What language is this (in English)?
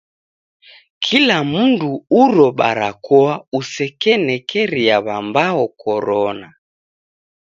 Taita